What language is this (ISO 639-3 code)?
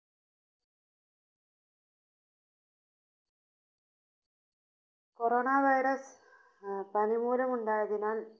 mal